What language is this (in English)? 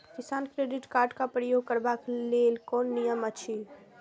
Maithili